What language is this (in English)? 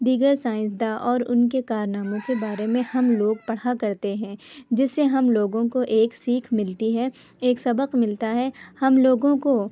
Urdu